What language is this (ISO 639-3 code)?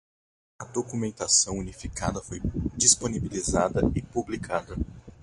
por